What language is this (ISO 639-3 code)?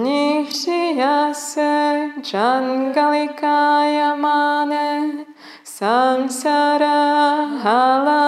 ces